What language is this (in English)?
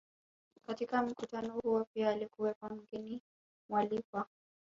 Swahili